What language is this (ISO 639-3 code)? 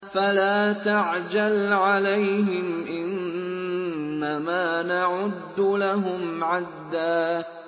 ara